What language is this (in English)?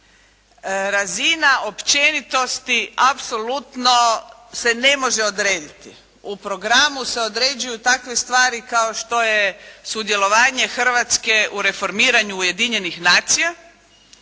Croatian